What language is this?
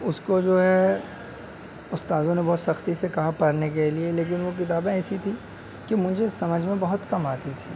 Urdu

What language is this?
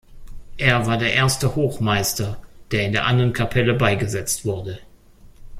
German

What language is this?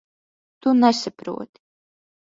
Latvian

